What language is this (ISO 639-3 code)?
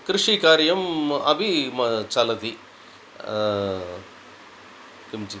san